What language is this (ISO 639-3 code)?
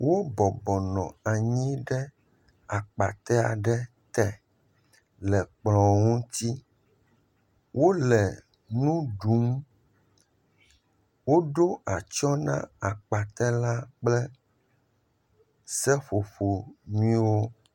ewe